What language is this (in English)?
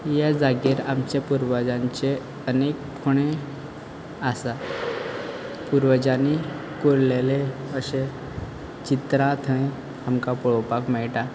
Konkani